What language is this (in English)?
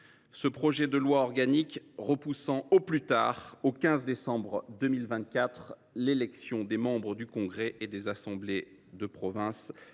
French